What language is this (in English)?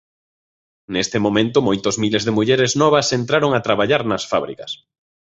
Galician